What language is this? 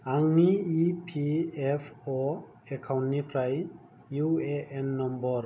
Bodo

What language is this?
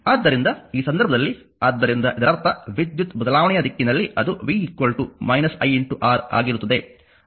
Kannada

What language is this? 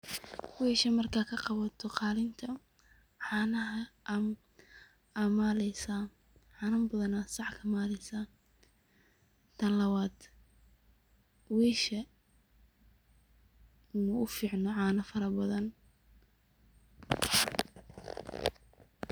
Somali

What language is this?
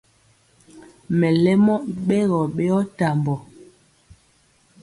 Mpiemo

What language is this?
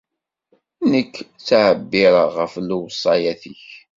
Kabyle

